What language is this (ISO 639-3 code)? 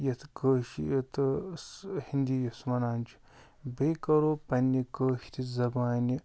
kas